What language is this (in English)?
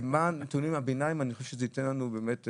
Hebrew